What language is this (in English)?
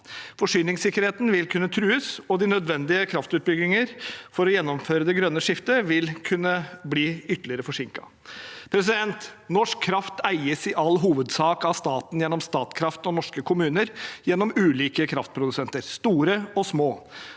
Norwegian